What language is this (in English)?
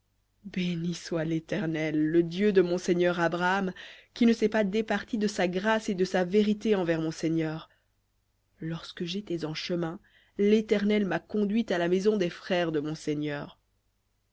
French